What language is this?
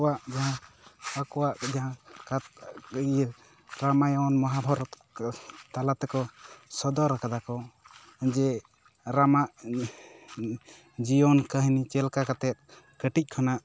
Santali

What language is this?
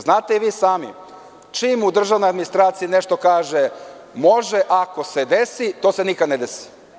Serbian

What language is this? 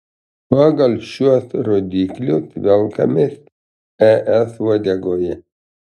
Lithuanian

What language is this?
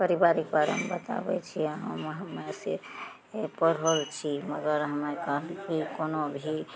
Maithili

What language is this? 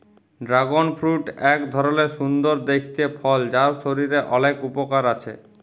Bangla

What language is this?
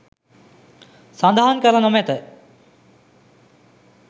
Sinhala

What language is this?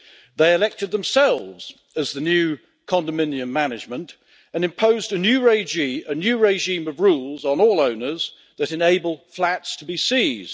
English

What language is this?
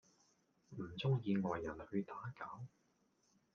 Cantonese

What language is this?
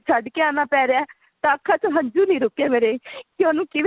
Punjabi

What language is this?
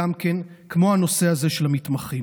Hebrew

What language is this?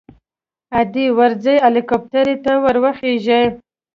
Pashto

